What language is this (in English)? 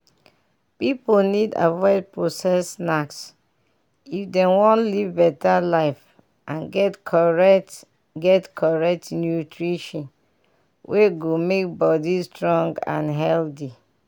Nigerian Pidgin